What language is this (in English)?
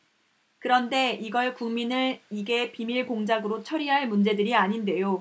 Korean